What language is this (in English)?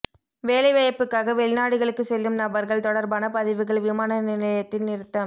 Tamil